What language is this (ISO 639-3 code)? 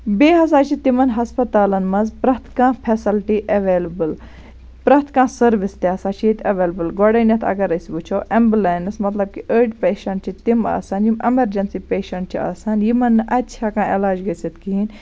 kas